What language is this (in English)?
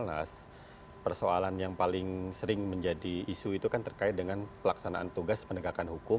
Indonesian